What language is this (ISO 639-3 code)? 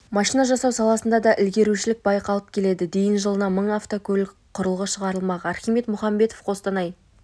kaz